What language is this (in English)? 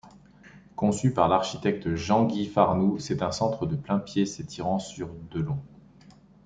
French